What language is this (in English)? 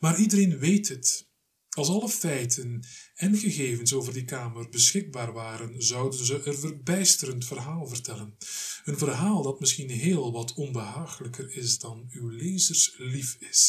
Dutch